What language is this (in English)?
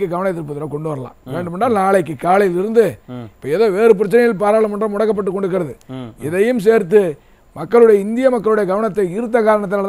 Spanish